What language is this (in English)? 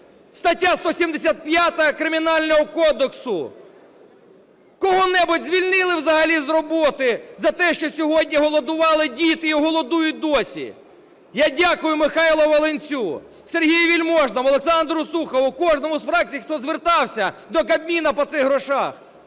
Ukrainian